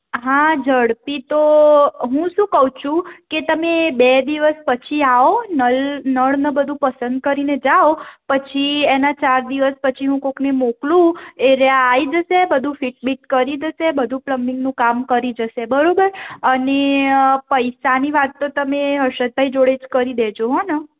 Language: Gujarati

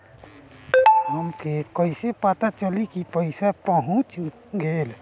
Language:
Bhojpuri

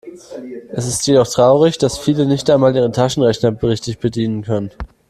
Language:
German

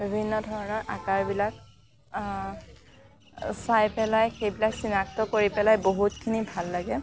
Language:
Assamese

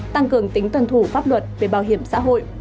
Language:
Vietnamese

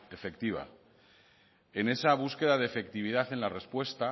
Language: Spanish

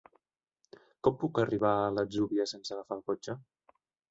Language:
Catalan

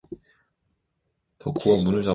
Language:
Korean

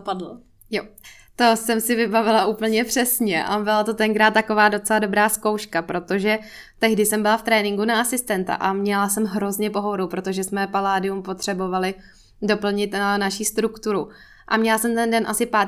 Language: Czech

